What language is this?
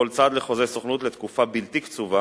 Hebrew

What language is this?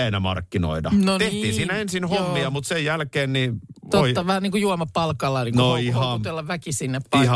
Finnish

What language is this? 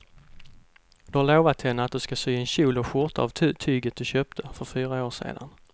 Swedish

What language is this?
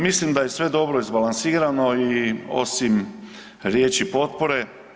Croatian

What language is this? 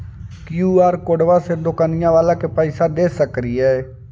Magahi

